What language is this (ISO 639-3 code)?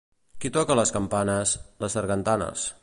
cat